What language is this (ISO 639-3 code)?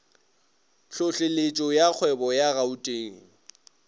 nso